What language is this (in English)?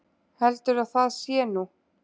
Icelandic